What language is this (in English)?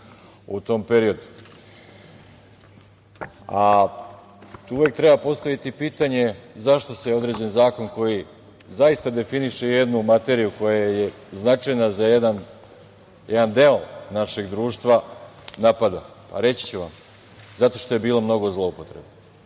Serbian